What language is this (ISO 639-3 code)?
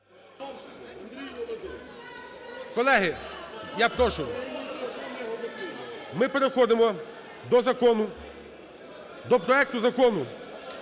ukr